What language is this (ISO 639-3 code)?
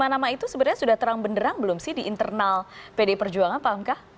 ind